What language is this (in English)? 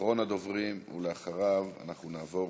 Hebrew